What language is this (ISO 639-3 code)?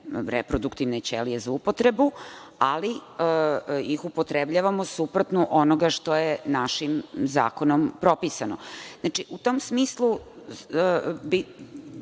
srp